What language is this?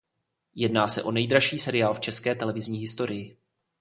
Czech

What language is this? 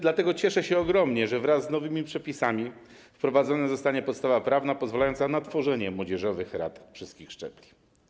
Polish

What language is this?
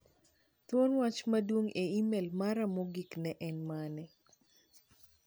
Luo (Kenya and Tanzania)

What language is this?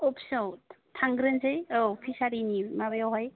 Bodo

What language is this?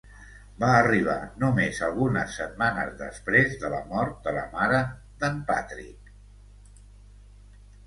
Catalan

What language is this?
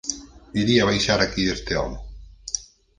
Galician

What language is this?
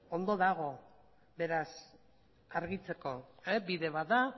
Basque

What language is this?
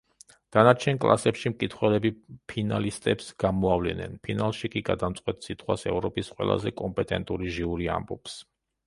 Georgian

